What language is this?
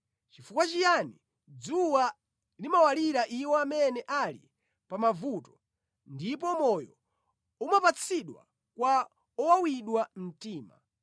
Nyanja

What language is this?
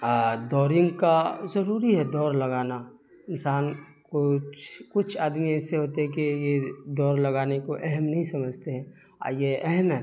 Urdu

